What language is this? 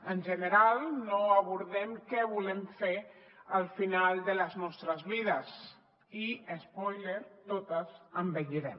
Catalan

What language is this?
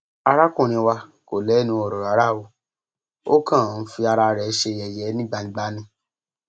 Yoruba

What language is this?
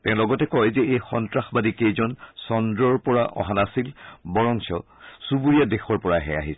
Assamese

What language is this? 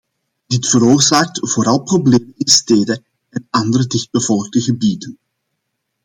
Dutch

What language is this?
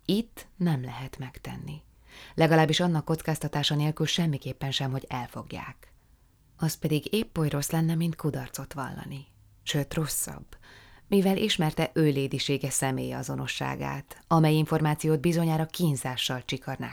Hungarian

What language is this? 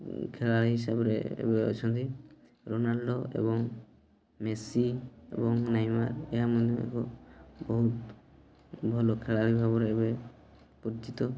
Odia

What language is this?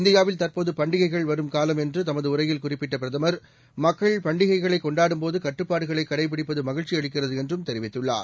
Tamil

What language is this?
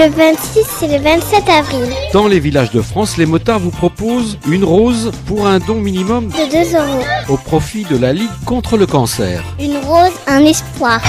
French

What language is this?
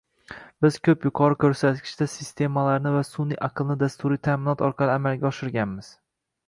Uzbek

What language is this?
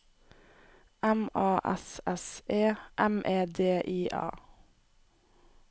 Norwegian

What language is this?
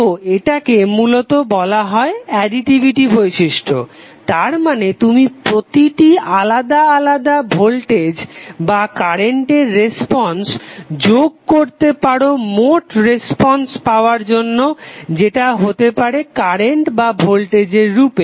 Bangla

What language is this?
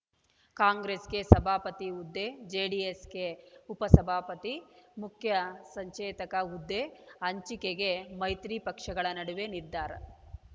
Kannada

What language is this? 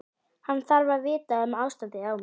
Icelandic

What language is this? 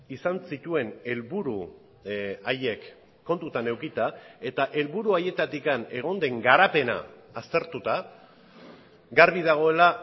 Basque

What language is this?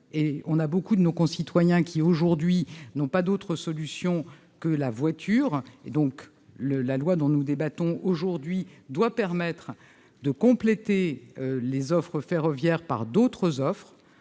French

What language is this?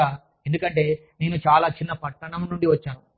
Telugu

